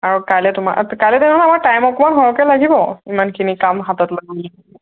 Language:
Assamese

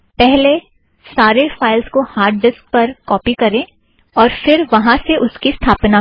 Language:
Hindi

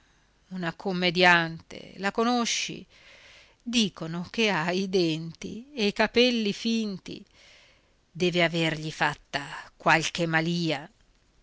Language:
Italian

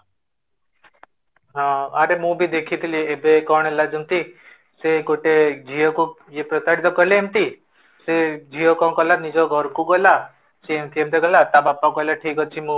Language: Odia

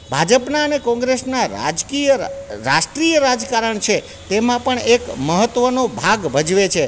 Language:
Gujarati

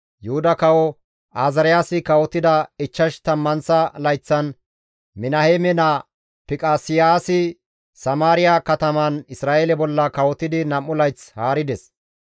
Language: Gamo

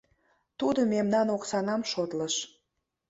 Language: Mari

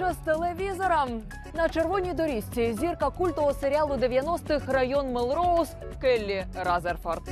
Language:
Ukrainian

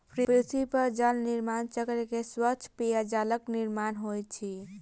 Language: Maithili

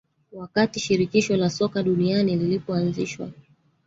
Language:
Swahili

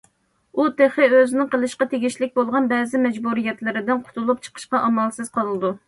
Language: Uyghur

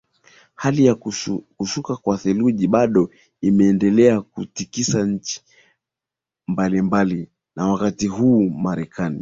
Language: Swahili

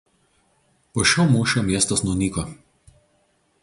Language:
Lithuanian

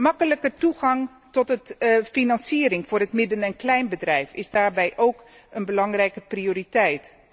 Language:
Dutch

